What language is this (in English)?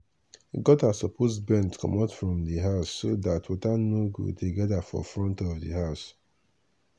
Nigerian Pidgin